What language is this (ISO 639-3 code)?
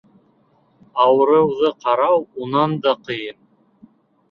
bak